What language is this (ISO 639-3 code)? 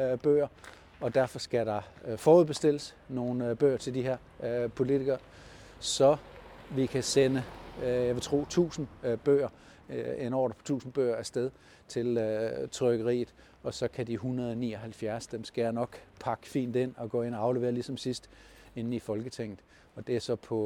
dan